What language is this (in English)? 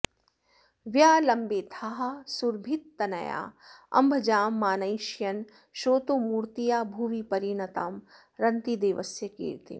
Sanskrit